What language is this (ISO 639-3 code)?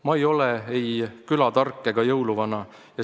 est